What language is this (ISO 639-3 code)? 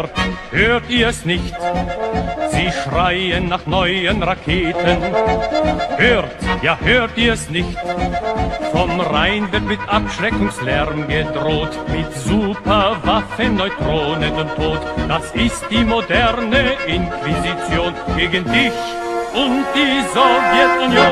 deu